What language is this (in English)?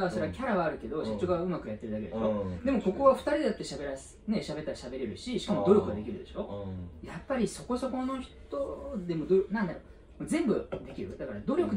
Japanese